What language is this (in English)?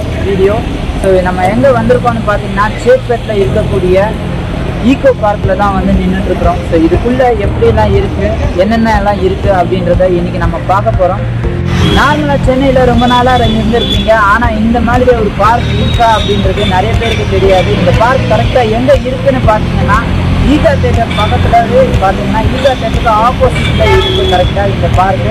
Romanian